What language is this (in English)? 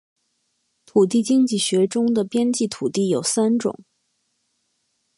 Chinese